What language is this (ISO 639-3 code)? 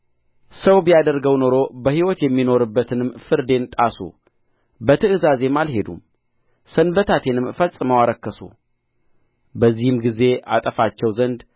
amh